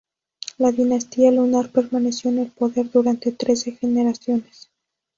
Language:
Spanish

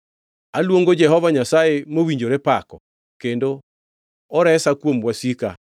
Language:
Luo (Kenya and Tanzania)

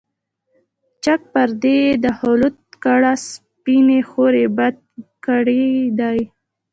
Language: Pashto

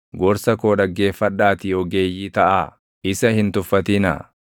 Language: Oromo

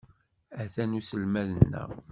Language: Kabyle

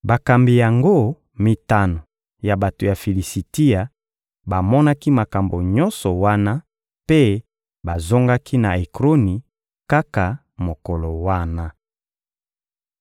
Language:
Lingala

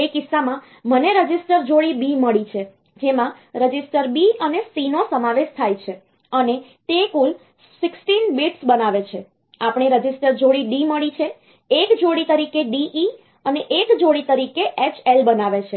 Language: Gujarati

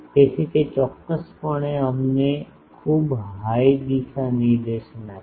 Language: Gujarati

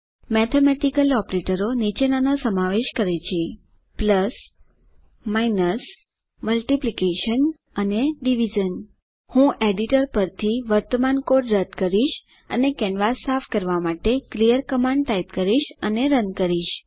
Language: Gujarati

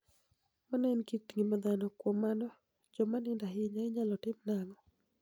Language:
Luo (Kenya and Tanzania)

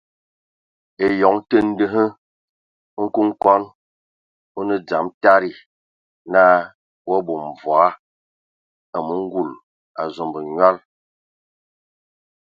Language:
Ewondo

